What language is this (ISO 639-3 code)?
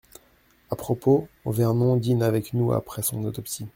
fra